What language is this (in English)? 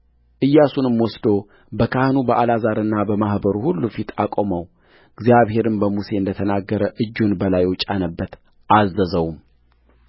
Amharic